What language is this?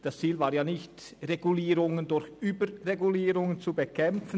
Swiss German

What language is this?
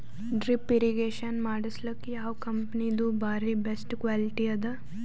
Kannada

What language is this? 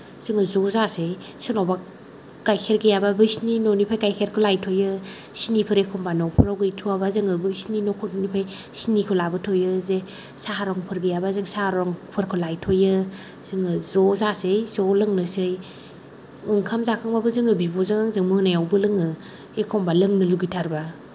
Bodo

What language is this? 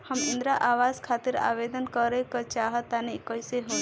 Bhojpuri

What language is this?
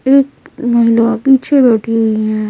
Hindi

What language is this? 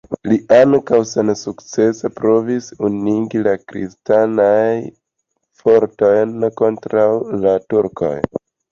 Esperanto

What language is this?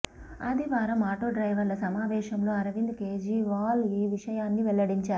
Telugu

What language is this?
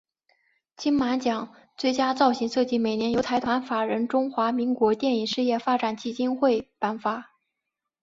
Chinese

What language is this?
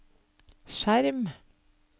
Norwegian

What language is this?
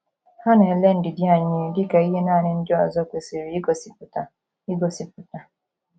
Igbo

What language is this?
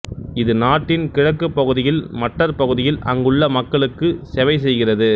Tamil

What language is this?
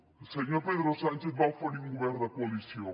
Catalan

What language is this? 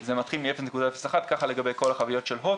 Hebrew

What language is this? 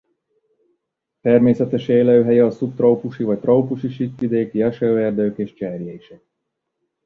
Hungarian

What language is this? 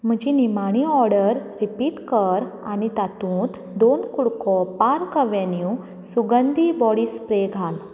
Konkani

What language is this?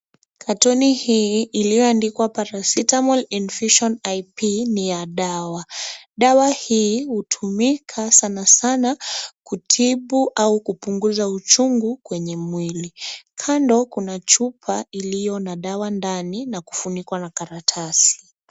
Swahili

